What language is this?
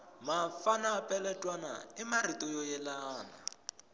Tsonga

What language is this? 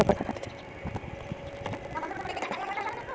Chhattisgarhi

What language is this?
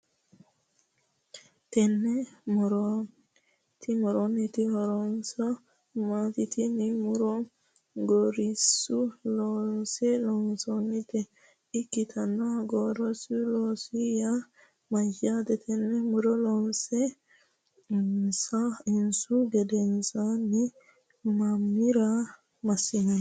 Sidamo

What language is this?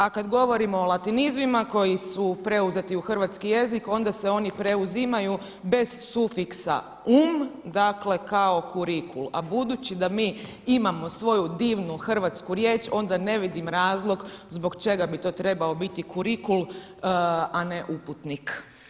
Croatian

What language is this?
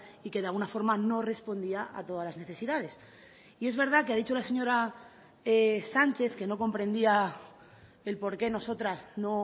Spanish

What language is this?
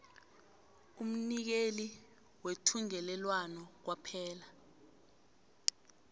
South Ndebele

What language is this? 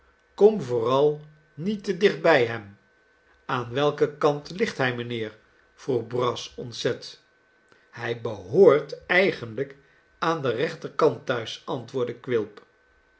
Dutch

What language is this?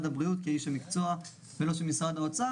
Hebrew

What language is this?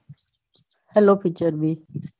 Gujarati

